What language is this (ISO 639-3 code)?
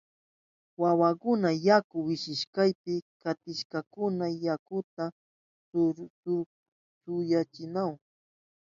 qup